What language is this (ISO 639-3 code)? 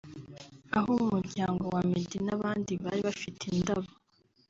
kin